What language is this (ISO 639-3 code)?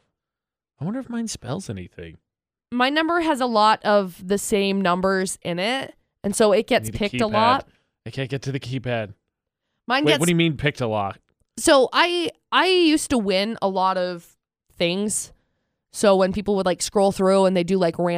eng